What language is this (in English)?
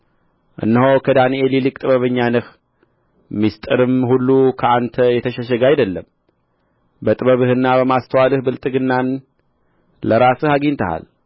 Amharic